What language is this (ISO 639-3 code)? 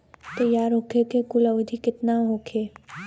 bho